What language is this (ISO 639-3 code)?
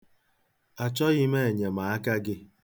ibo